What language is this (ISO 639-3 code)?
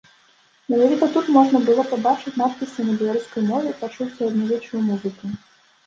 bel